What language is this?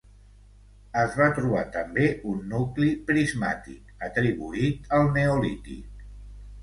Catalan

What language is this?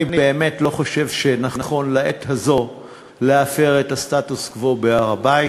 Hebrew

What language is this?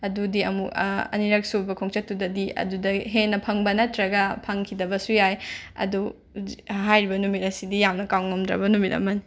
Manipuri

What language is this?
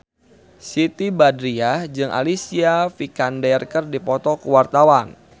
Sundanese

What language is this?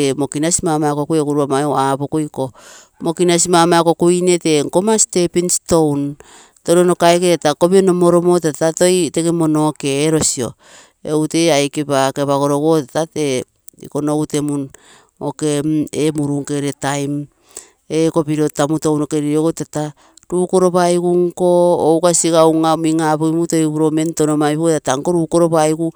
Terei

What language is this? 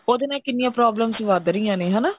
Punjabi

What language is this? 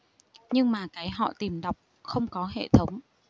Vietnamese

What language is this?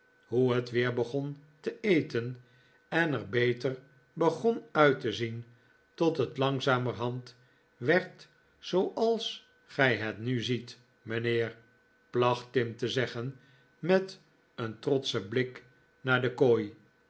Dutch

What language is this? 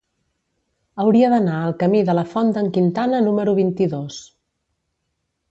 Catalan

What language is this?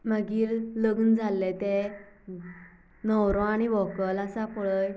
Konkani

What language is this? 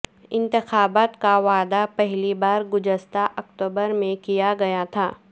Urdu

